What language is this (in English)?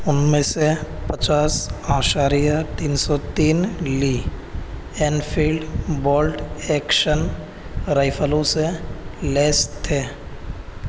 Urdu